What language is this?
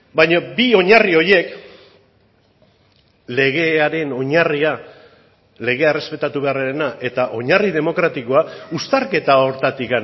Basque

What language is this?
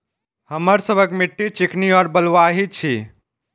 Maithili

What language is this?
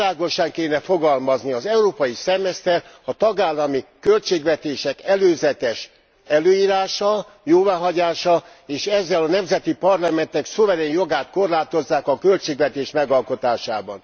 Hungarian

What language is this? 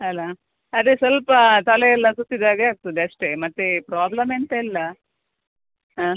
Kannada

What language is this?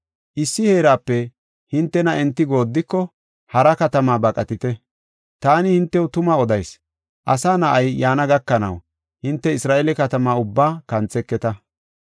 Gofa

